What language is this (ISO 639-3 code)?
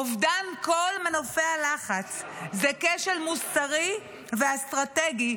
heb